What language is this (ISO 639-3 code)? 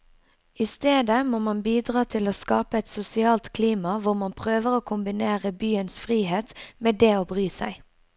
nor